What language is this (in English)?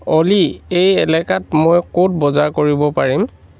Assamese